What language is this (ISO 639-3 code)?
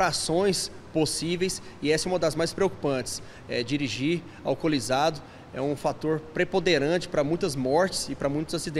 por